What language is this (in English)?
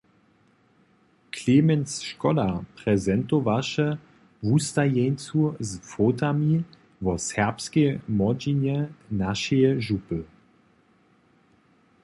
Upper Sorbian